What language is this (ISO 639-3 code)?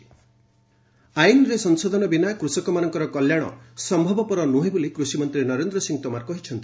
ori